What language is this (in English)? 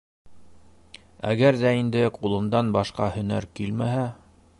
Bashkir